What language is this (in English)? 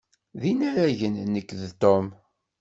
Kabyle